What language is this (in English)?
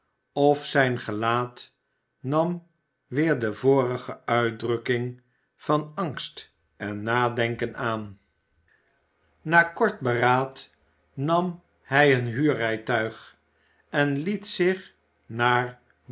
Dutch